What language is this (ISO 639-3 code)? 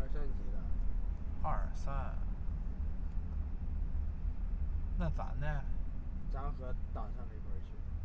zho